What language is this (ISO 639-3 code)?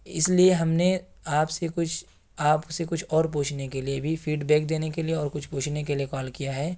urd